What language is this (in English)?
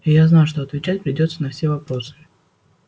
Russian